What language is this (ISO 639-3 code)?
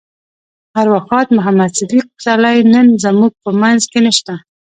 pus